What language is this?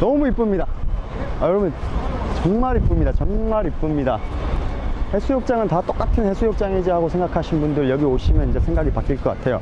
Korean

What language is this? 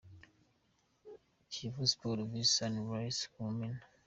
Kinyarwanda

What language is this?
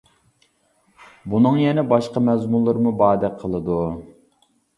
Uyghur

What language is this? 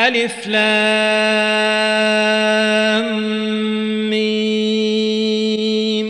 Arabic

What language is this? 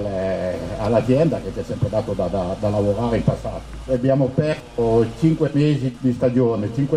Italian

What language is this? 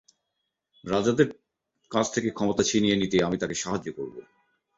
Bangla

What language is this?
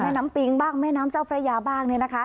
Thai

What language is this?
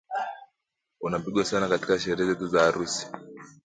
Swahili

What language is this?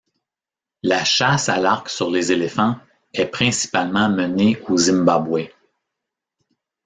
French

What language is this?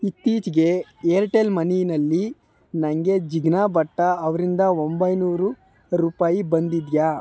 Kannada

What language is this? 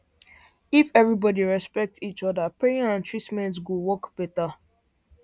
Nigerian Pidgin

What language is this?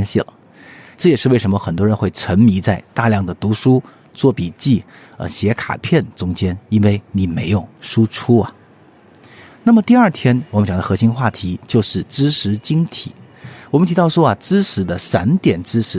Chinese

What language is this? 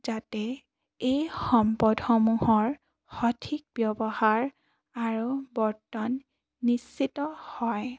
Assamese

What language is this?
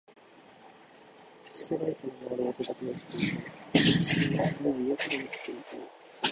Japanese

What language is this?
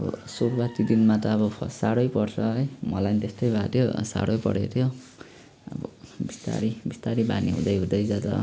Nepali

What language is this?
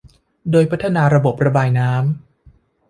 Thai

